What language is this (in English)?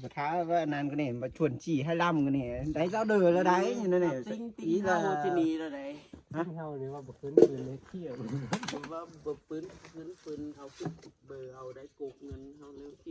Vietnamese